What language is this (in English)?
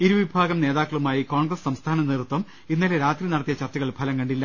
Malayalam